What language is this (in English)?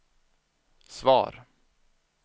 Swedish